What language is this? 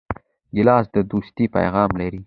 Pashto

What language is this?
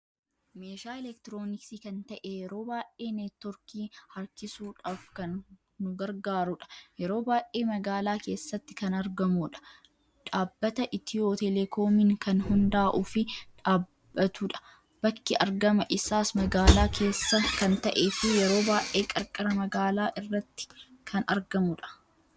Oromo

